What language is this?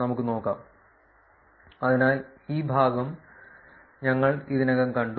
Malayalam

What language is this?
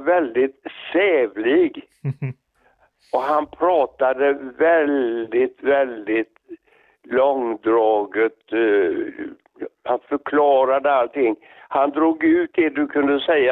Swedish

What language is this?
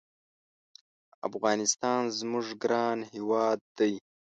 Pashto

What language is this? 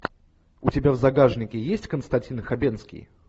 Russian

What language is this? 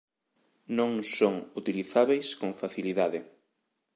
Galician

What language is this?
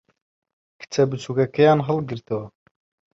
Central Kurdish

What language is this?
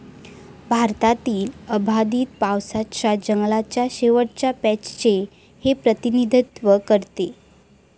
Marathi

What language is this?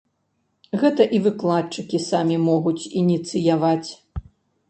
Belarusian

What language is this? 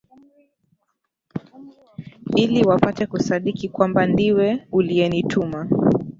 Swahili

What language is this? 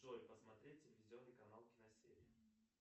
Russian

